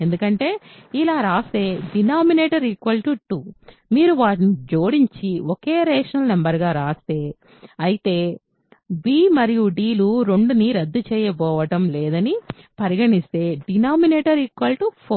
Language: Telugu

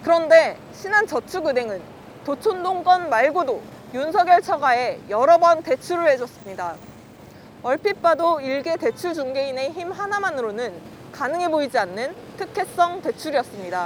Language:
Korean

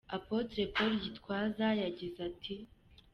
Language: Kinyarwanda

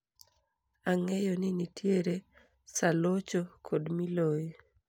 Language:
Luo (Kenya and Tanzania)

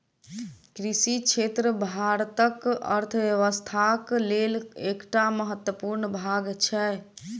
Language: Maithili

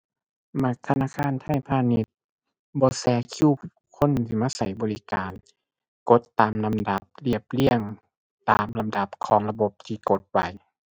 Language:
Thai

